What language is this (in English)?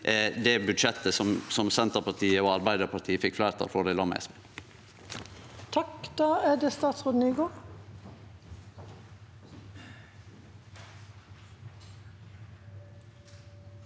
Norwegian